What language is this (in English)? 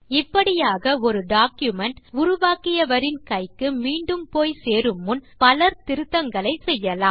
Tamil